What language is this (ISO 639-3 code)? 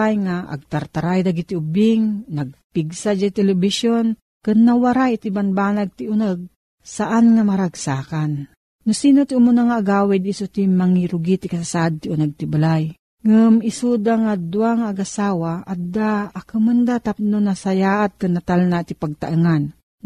fil